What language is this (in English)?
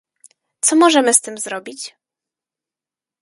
Polish